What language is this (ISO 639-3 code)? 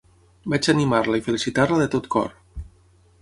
cat